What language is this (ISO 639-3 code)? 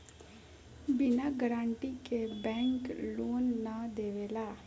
bho